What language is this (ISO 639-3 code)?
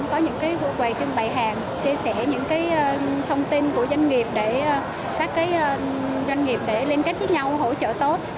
vie